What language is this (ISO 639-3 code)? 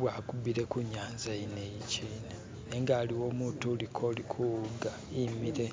myx